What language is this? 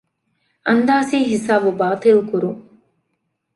Divehi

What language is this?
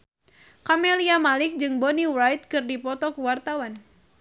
Sundanese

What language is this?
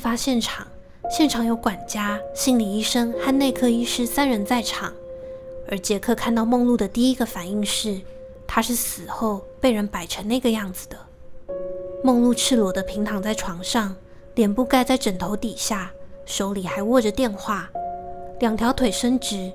Chinese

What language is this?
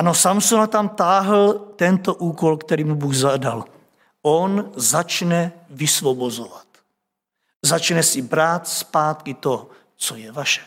Czech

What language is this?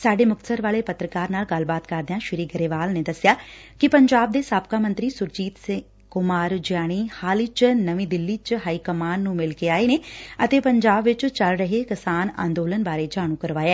Punjabi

